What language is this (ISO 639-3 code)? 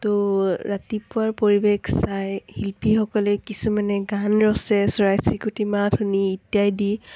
asm